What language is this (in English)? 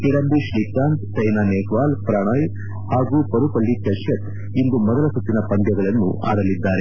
Kannada